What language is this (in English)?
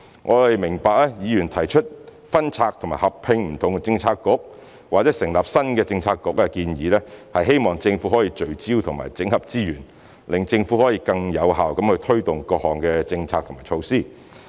Cantonese